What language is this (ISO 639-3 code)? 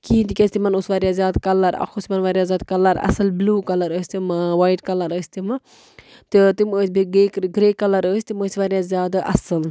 kas